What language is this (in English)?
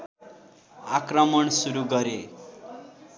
Nepali